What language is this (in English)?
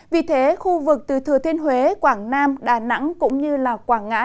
Vietnamese